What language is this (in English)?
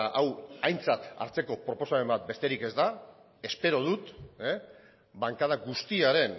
Basque